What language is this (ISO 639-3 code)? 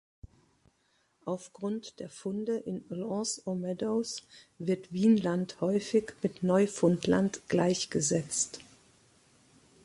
deu